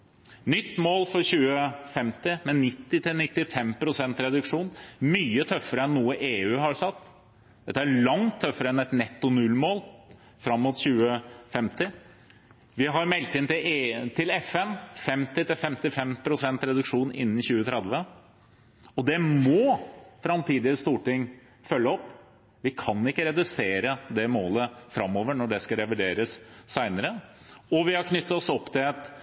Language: Norwegian Bokmål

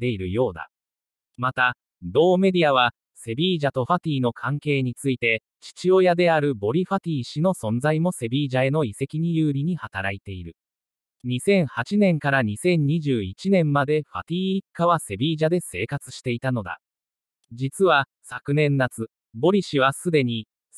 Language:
Japanese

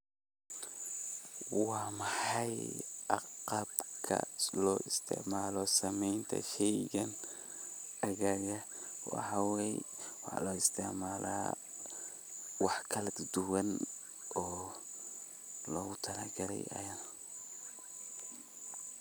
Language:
Somali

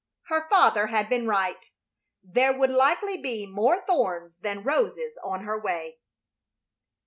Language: English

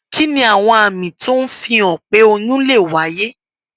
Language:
Yoruba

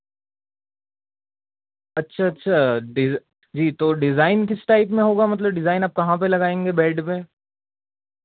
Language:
Urdu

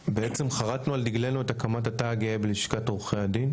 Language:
Hebrew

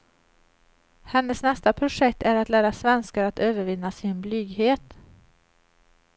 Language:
Swedish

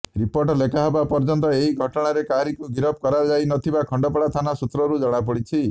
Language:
Odia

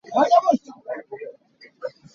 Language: Hakha Chin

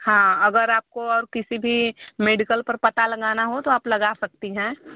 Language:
Hindi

